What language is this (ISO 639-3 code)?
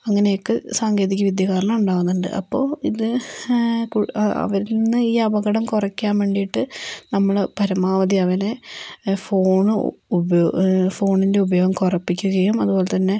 mal